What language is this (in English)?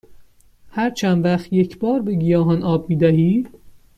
Persian